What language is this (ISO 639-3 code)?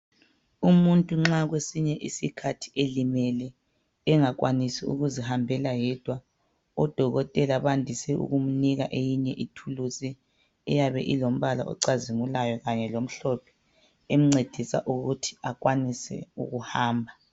nde